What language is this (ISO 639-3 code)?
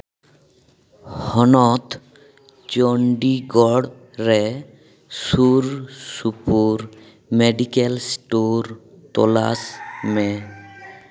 sat